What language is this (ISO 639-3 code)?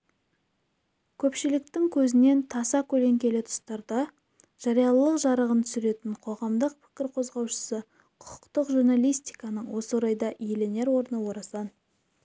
kaz